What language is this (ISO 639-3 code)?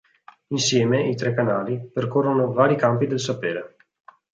ita